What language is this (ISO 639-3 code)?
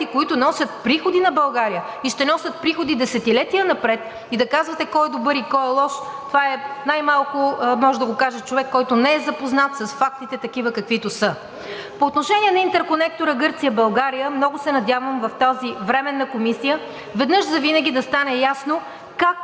bul